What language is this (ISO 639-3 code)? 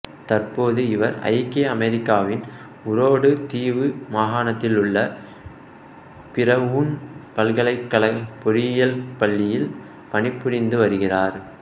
tam